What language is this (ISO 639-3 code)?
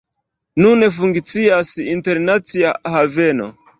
epo